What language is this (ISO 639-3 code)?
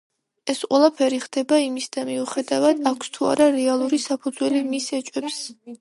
kat